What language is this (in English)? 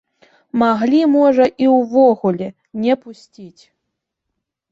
Belarusian